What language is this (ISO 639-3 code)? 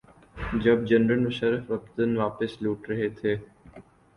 urd